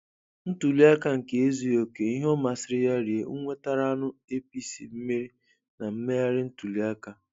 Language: Igbo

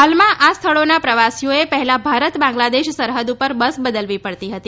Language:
Gujarati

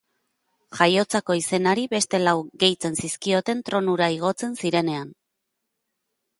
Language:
Basque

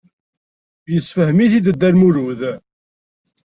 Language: Kabyle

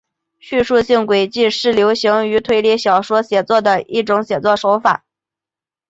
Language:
Chinese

